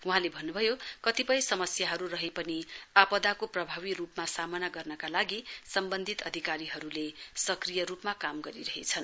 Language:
Nepali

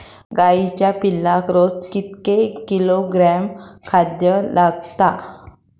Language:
Marathi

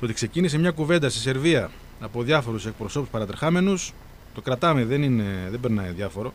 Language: Greek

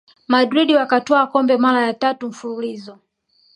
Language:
Swahili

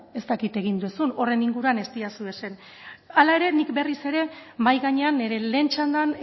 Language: Basque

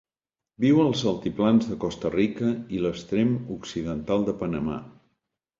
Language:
Catalan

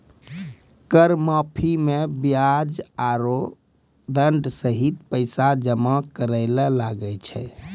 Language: Maithili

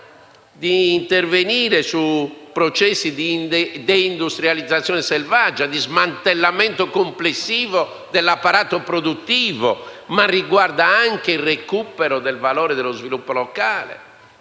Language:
Italian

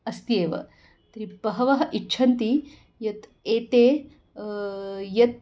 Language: Sanskrit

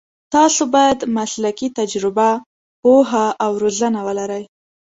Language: Pashto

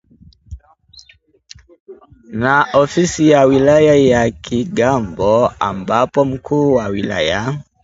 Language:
Swahili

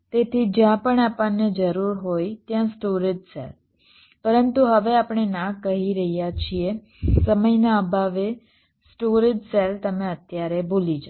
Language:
Gujarati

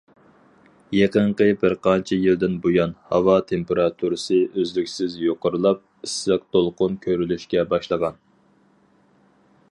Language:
Uyghur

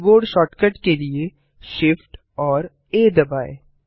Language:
Hindi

